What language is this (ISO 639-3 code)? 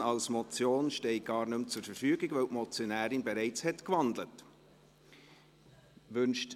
gsw